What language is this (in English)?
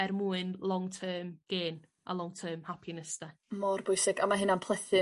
Welsh